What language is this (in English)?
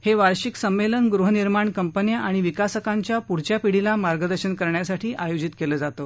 Marathi